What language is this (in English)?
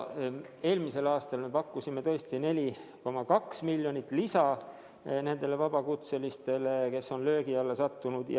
Estonian